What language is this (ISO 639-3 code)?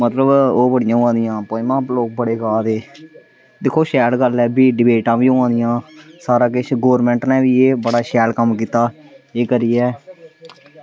doi